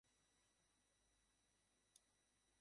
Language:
Bangla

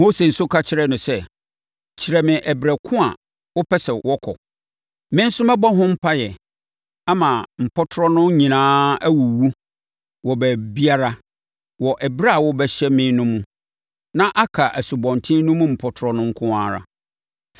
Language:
Akan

